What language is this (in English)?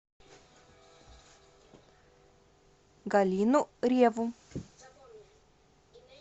Russian